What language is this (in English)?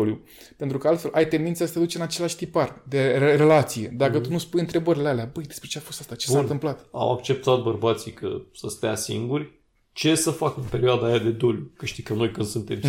Romanian